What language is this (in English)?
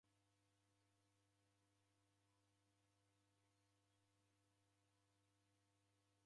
Taita